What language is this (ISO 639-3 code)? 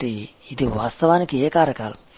tel